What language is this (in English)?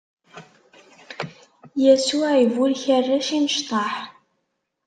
Kabyle